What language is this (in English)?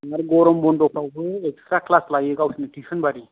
Bodo